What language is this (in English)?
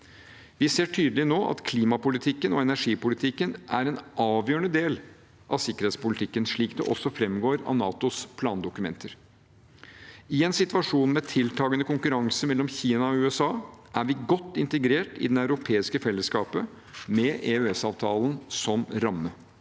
Norwegian